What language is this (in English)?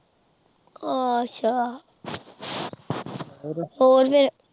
Punjabi